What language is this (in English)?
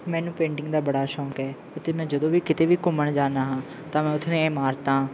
Punjabi